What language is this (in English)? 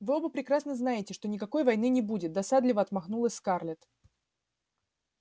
Russian